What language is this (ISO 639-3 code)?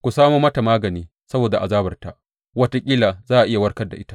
hau